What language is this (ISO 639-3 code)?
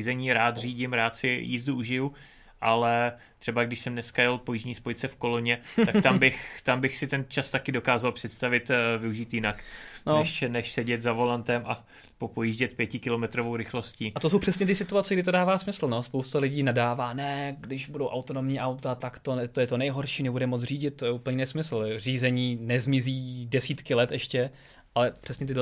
ces